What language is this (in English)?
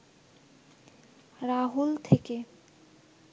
Bangla